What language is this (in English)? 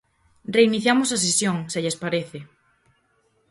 Galician